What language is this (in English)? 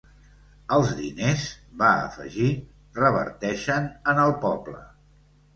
Catalan